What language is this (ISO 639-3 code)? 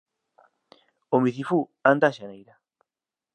glg